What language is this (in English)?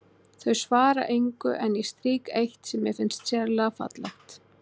Icelandic